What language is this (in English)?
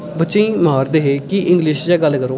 Dogri